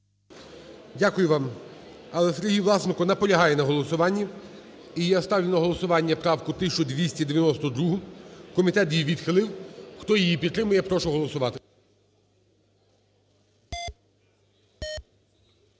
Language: Ukrainian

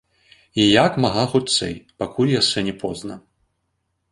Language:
Belarusian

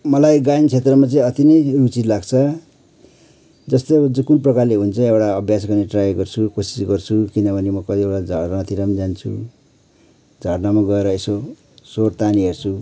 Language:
Nepali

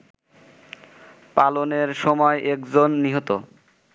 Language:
Bangla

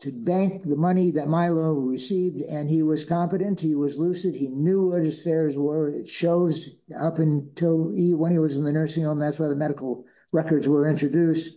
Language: English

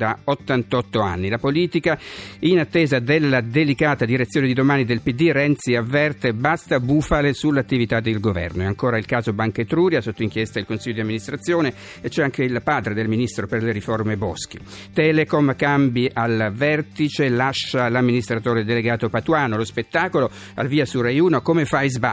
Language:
Italian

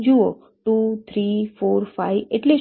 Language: Gujarati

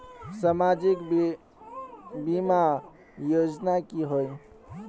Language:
Magahi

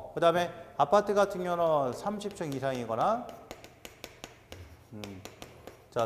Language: Korean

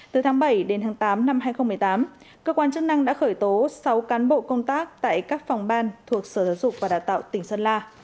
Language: Vietnamese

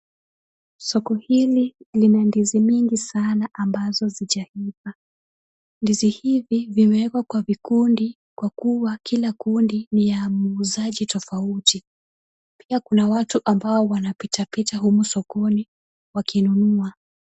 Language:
Swahili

